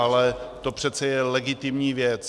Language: Czech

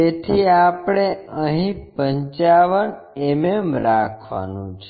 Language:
Gujarati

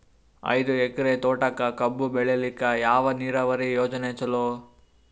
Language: Kannada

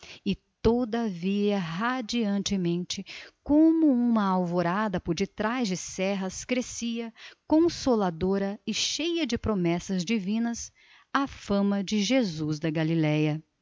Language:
Portuguese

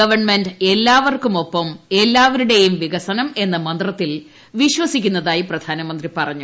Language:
Malayalam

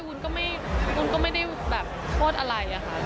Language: Thai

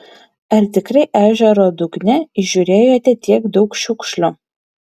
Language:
Lithuanian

